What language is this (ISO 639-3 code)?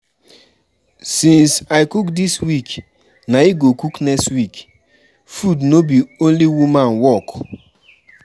pcm